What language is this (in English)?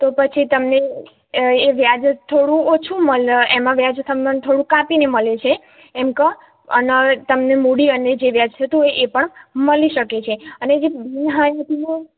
Gujarati